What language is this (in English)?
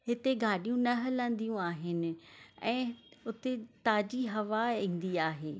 Sindhi